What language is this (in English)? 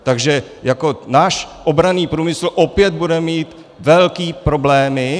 Czech